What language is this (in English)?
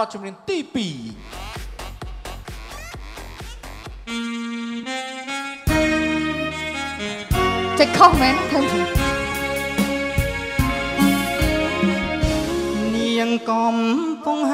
Thai